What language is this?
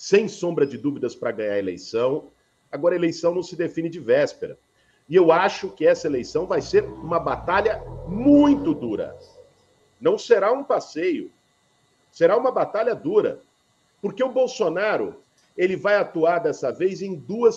Portuguese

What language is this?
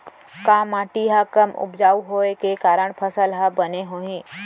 Chhattisgarhi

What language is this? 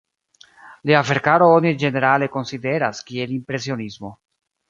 Esperanto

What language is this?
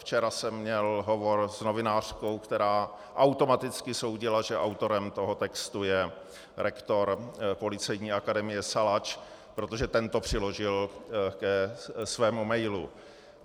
Czech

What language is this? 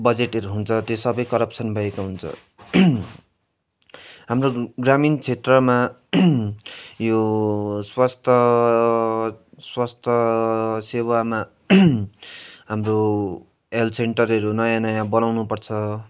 Nepali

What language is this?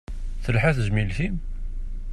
Kabyle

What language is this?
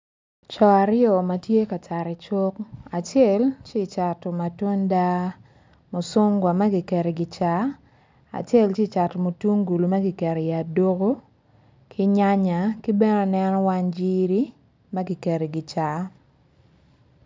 Acoli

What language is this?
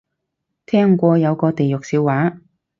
Cantonese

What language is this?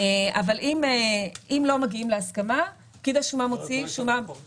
Hebrew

